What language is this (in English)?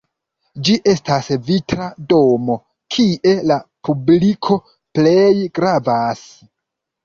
Esperanto